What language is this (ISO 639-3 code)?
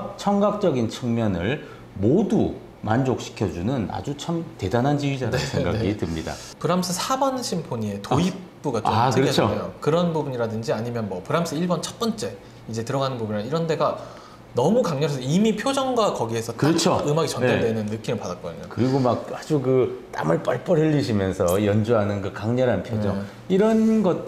kor